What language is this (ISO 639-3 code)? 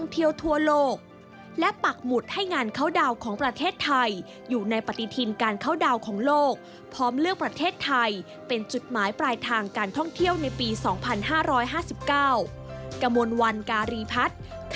tha